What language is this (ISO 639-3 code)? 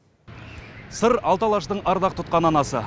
kaz